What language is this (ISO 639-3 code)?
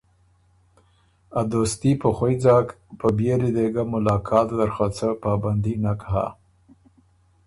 oru